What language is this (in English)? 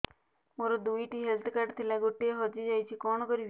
Odia